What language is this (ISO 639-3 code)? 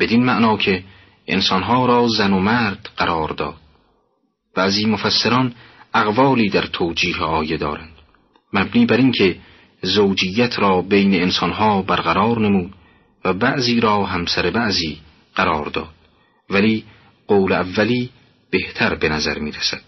fas